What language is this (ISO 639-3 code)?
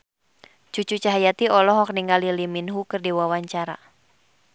sun